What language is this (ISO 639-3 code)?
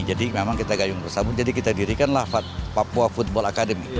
ind